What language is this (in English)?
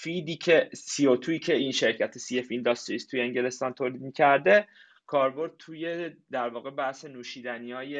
Persian